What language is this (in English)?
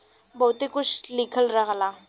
Bhojpuri